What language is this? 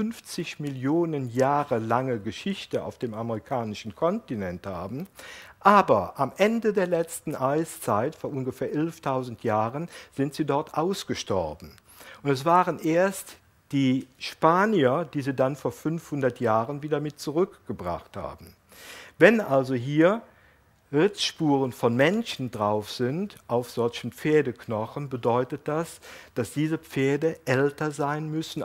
German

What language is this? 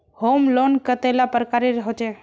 Magahi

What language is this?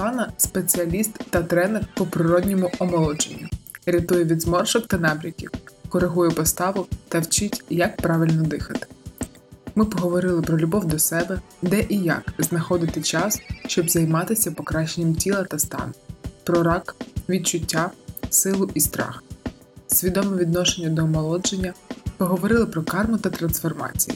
Ukrainian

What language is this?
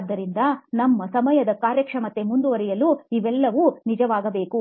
Kannada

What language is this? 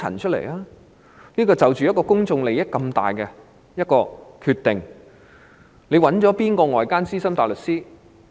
Cantonese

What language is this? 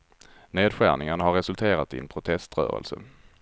Swedish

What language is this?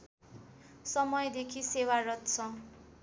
Nepali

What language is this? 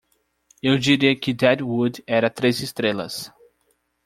Portuguese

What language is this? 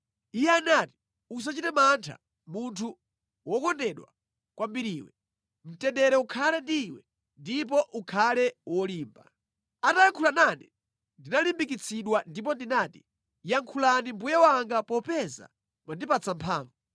Nyanja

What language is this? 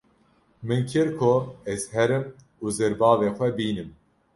Kurdish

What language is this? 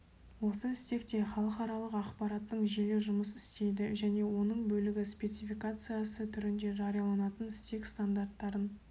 Kazakh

